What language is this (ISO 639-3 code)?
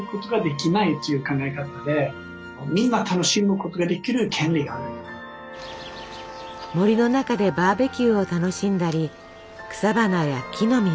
jpn